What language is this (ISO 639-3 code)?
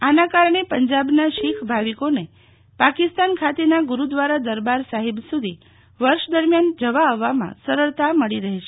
guj